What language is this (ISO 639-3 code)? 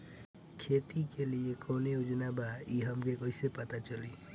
bho